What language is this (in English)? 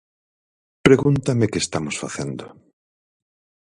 Galician